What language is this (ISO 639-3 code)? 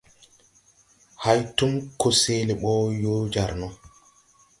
tui